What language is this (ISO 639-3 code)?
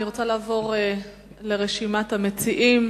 heb